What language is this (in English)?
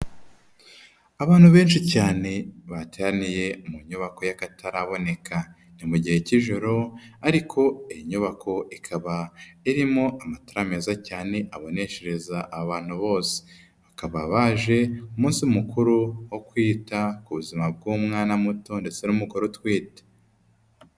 Kinyarwanda